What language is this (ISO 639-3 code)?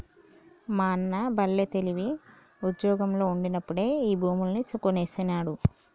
tel